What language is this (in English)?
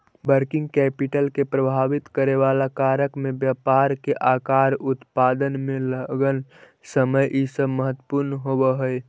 Magahi